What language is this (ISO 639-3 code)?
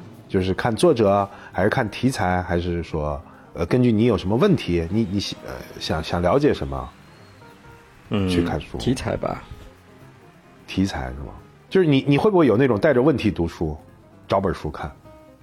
zho